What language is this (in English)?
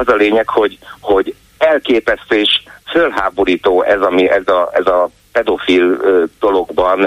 Hungarian